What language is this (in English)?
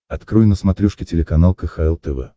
Russian